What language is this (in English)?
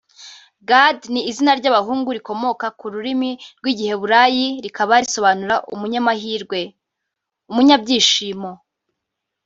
Kinyarwanda